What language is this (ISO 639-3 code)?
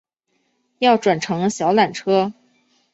zho